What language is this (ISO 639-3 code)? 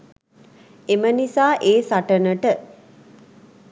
sin